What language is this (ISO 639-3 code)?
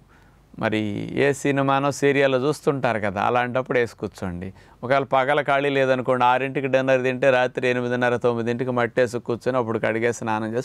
tel